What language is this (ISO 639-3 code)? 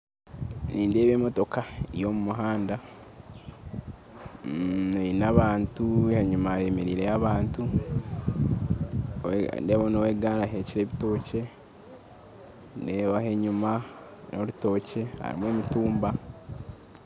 nyn